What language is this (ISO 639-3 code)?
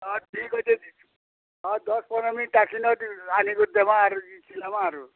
ori